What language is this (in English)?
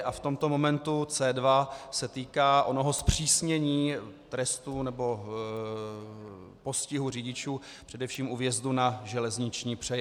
Czech